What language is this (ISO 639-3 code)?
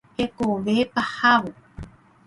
grn